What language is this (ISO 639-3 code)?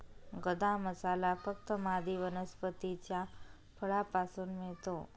mar